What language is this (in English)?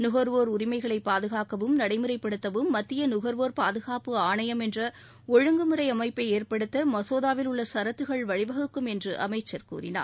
Tamil